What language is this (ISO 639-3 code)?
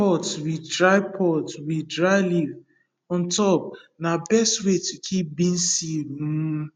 pcm